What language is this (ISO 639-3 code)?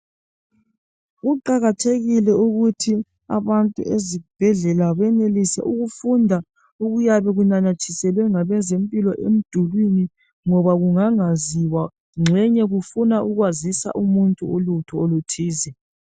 nde